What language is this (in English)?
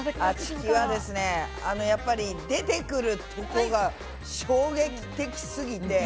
Japanese